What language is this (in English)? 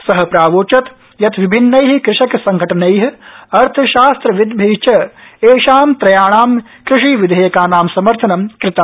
Sanskrit